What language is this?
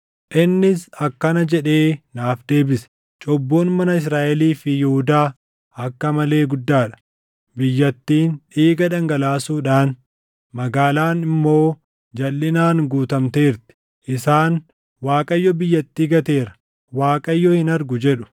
Oromo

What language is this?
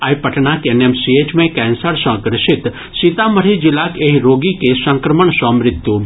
Maithili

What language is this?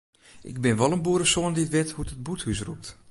Western Frisian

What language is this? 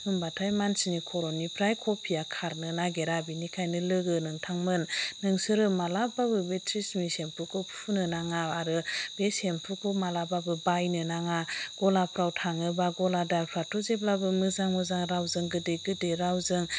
Bodo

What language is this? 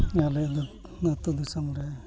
Santali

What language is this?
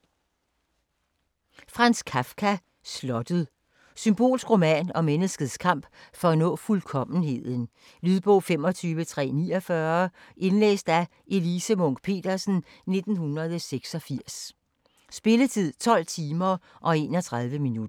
Danish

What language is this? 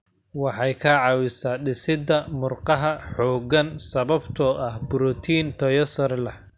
Somali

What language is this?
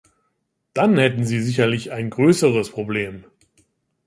German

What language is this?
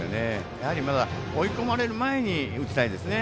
Japanese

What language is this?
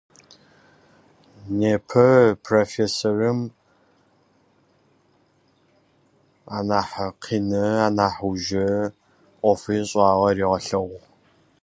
Russian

